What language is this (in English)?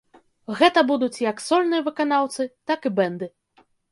Belarusian